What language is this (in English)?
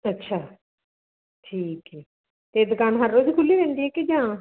Punjabi